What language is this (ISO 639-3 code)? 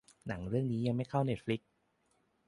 tha